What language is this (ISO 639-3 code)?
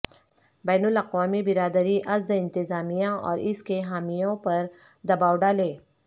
urd